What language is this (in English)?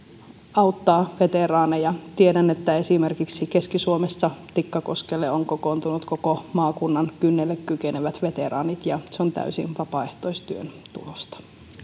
Finnish